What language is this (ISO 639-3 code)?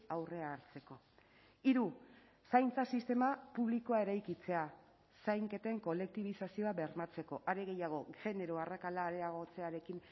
eus